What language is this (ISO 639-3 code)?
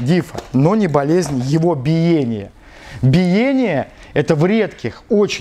rus